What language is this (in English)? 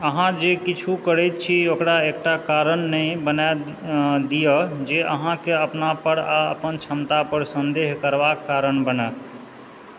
Maithili